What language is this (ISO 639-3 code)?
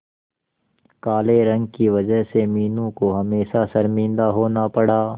hin